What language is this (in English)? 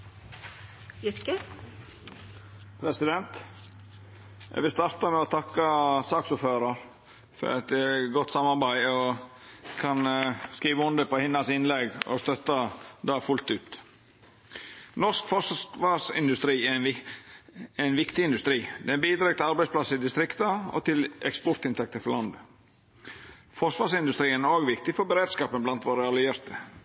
Norwegian Nynorsk